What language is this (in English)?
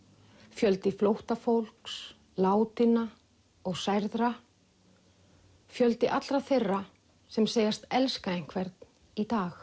Icelandic